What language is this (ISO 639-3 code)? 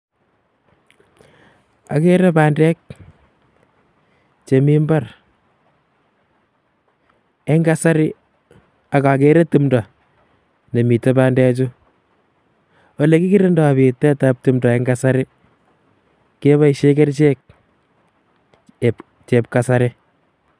kln